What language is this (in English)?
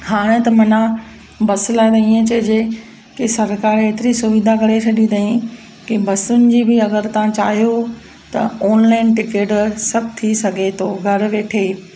Sindhi